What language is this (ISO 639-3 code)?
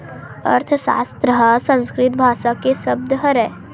hne